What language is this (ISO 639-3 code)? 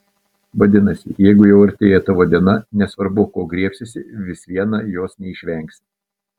lit